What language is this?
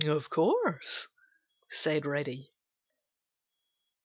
English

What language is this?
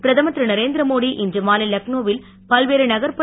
Tamil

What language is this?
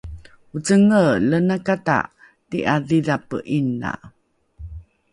Rukai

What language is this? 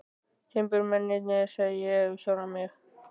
Icelandic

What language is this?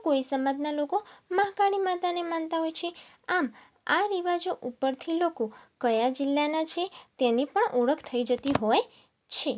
Gujarati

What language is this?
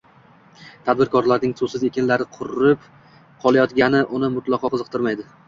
Uzbek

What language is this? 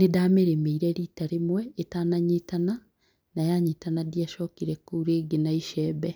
Kikuyu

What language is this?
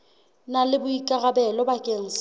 Southern Sotho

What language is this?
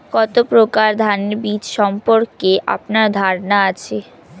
Bangla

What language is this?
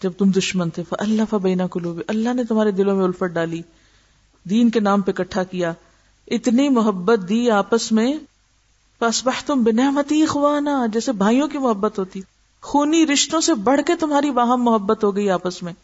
Urdu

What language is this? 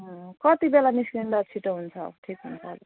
Nepali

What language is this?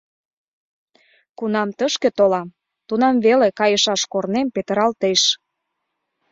Mari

